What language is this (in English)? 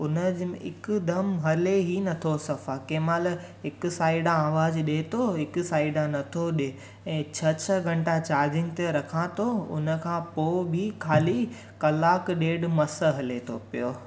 Sindhi